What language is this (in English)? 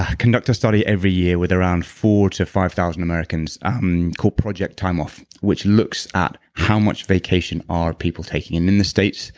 English